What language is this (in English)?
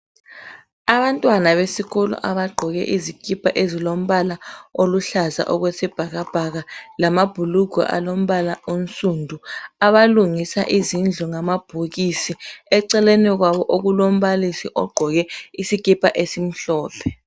North Ndebele